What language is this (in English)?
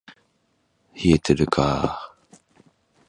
Japanese